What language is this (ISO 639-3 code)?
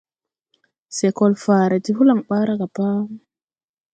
tui